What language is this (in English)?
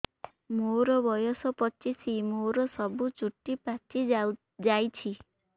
Odia